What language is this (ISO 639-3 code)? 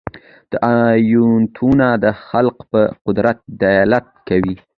pus